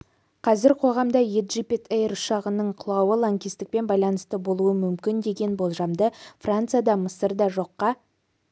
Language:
Kazakh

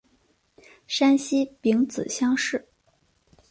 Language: Chinese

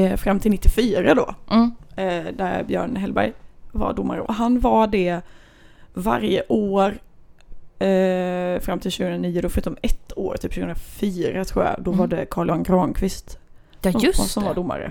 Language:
Swedish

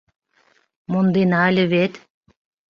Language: Mari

